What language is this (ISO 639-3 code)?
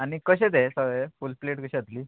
kok